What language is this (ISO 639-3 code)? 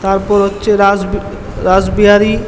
ben